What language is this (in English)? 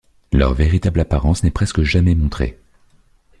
French